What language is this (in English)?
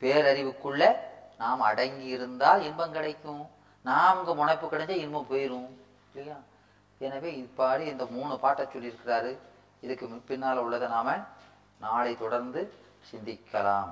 Tamil